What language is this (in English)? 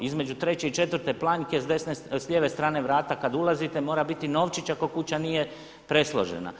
Croatian